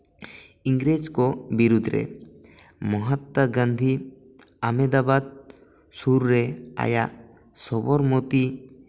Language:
Santali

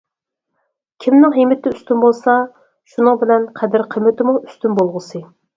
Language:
Uyghur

